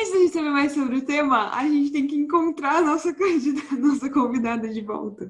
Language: Portuguese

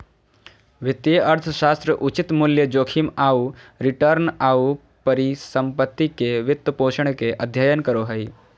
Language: Magahi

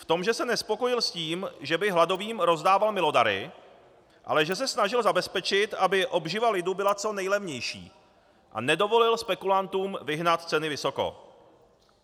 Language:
Czech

